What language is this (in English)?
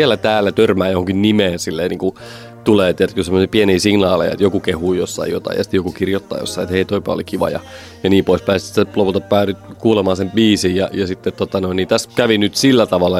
Finnish